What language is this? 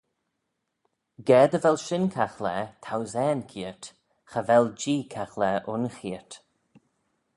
Manx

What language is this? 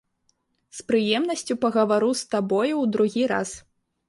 Belarusian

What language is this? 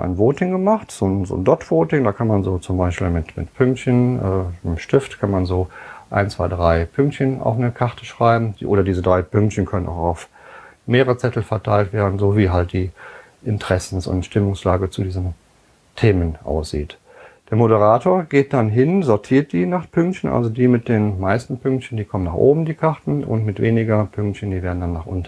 German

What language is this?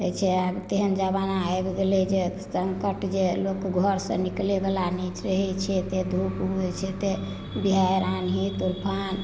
Maithili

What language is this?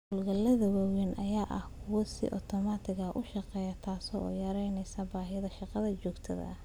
Somali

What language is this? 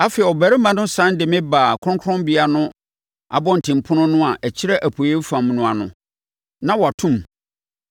Akan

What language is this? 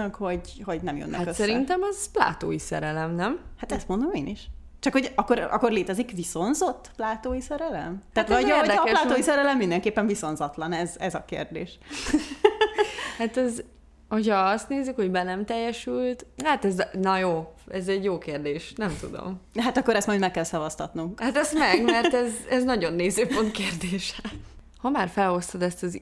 Hungarian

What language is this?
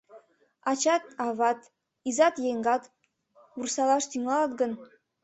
Mari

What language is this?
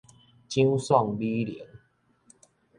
Min Nan Chinese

